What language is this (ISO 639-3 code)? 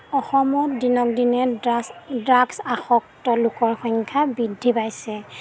asm